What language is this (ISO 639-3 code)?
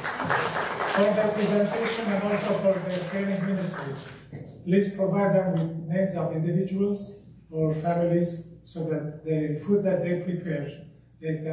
eng